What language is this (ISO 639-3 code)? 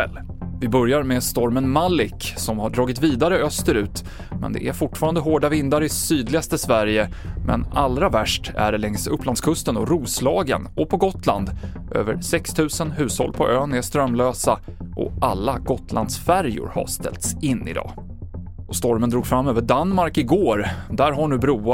swe